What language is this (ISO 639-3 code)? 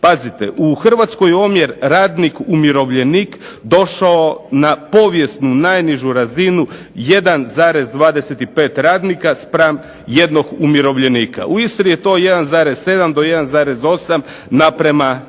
hrv